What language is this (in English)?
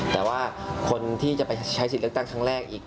Thai